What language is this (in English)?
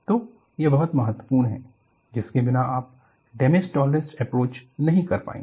Hindi